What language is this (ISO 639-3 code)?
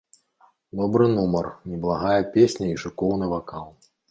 bel